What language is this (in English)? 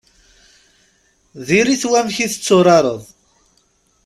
Kabyle